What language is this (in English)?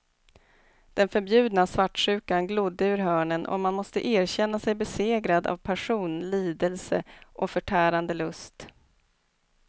Swedish